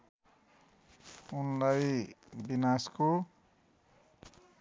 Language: Nepali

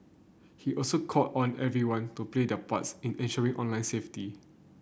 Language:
English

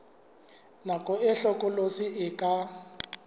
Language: Southern Sotho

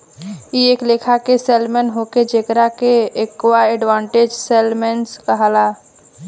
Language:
Bhojpuri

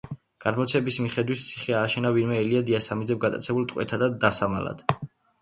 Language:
Georgian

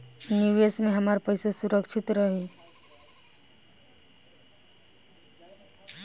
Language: Bhojpuri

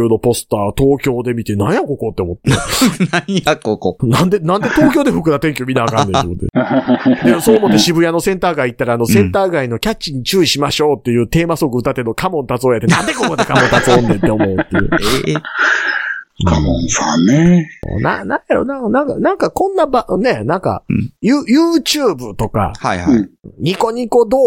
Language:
Japanese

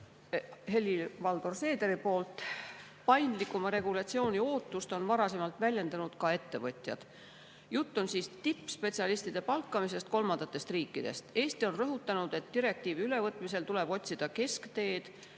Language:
Estonian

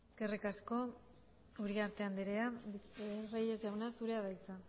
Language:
Basque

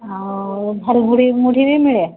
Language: Odia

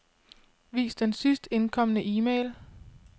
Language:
Danish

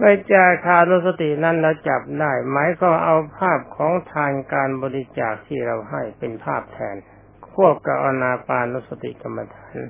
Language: Thai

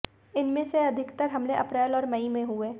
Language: Hindi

